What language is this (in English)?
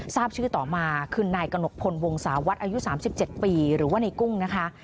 Thai